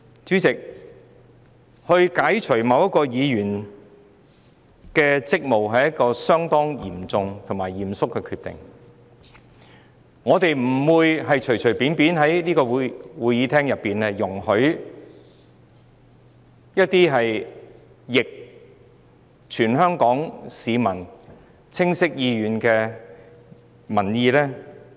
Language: Cantonese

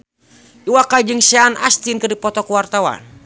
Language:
Sundanese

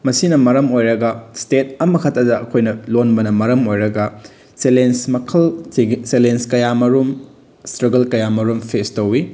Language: Manipuri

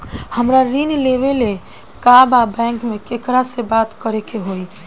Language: Bhojpuri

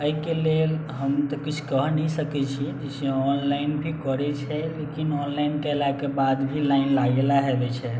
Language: Maithili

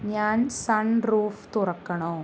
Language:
Malayalam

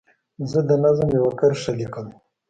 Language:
Pashto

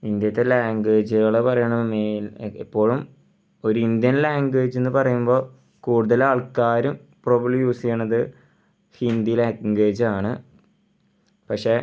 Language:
Malayalam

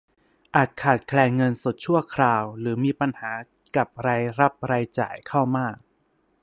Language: Thai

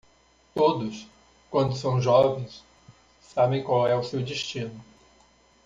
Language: Portuguese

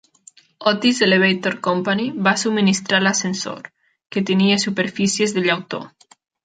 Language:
Catalan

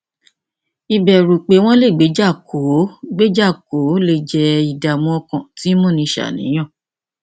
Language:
Yoruba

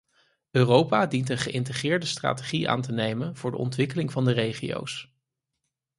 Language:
Dutch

